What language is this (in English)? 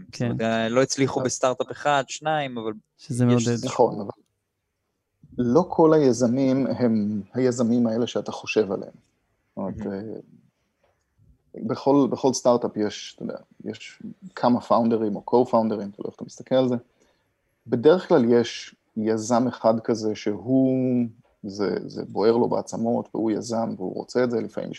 Hebrew